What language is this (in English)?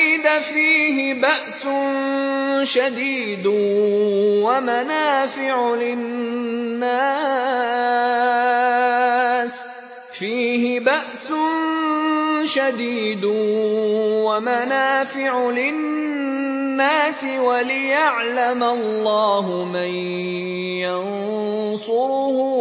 Arabic